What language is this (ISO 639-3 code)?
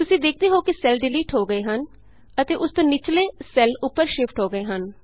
pan